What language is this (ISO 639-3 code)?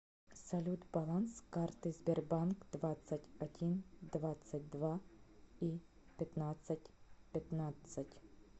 rus